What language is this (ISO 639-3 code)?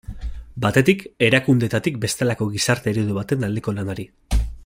eus